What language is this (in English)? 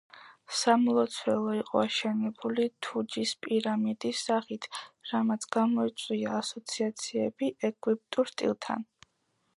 Georgian